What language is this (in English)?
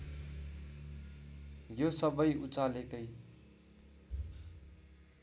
Nepali